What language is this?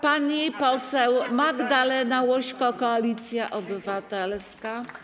Polish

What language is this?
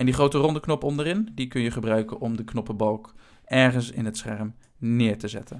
Dutch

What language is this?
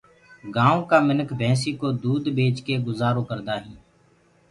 Gurgula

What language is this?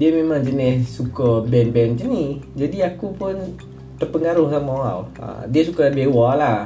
Malay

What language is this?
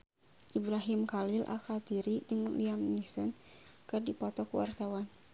Sundanese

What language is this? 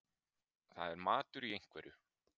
Icelandic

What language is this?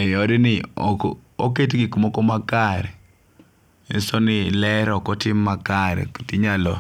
Luo (Kenya and Tanzania)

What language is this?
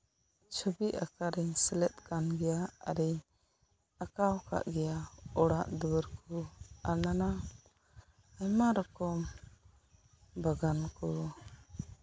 Santali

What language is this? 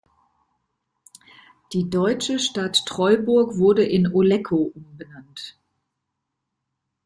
German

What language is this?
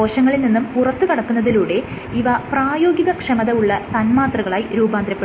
Malayalam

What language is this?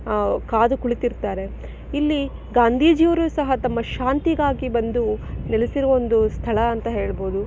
Kannada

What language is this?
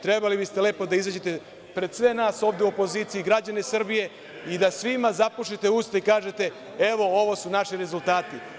Serbian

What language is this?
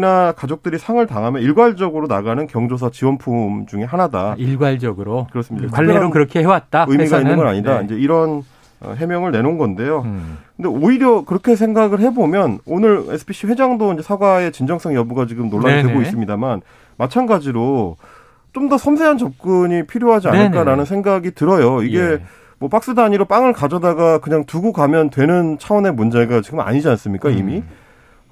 Korean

